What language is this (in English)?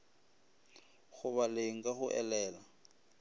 Northern Sotho